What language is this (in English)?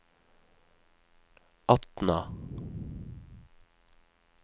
Norwegian